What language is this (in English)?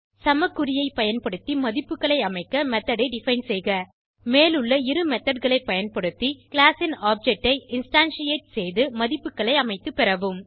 Tamil